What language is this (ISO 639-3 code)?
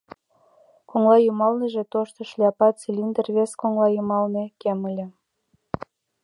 chm